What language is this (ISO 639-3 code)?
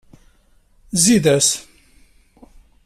kab